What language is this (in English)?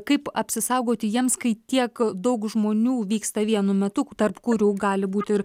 Lithuanian